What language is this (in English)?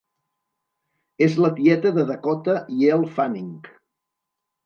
Catalan